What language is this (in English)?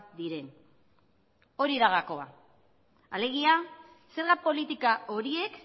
Basque